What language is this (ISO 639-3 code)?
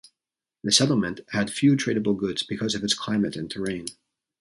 eng